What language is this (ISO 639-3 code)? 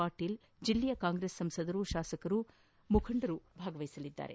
kan